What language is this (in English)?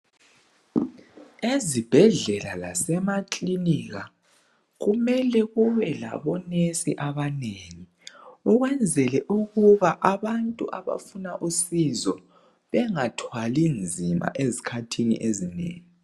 North Ndebele